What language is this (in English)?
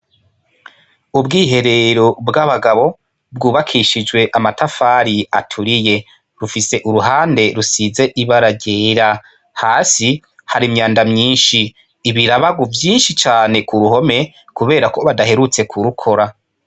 Rundi